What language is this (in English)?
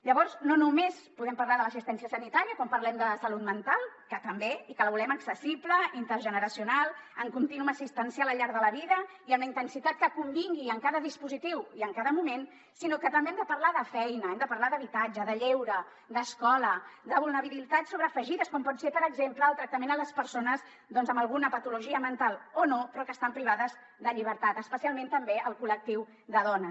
Catalan